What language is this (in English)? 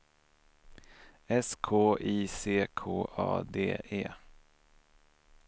Swedish